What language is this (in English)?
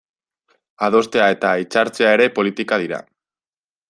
Basque